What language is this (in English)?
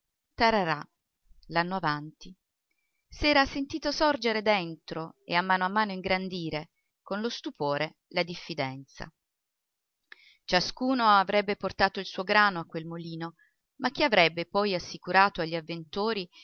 Italian